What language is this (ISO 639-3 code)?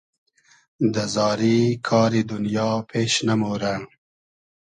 haz